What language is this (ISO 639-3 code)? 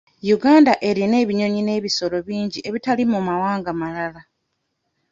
lug